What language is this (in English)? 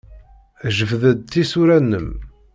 Kabyle